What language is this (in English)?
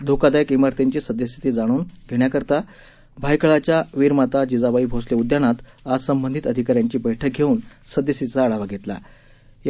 Marathi